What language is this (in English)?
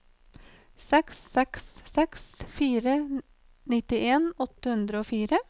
Norwegian